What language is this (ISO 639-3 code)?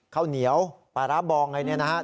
tha